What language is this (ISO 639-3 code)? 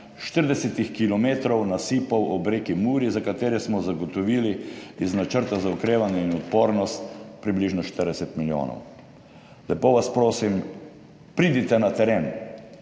slv